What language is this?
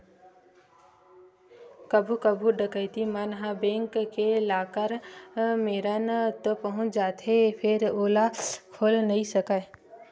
Chhattisgarhi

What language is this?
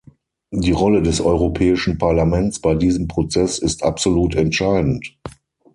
German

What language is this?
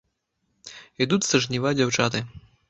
Belarusian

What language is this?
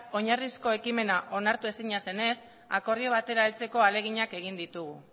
Basque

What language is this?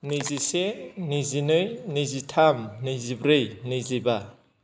Bodo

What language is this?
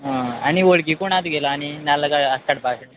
Konkani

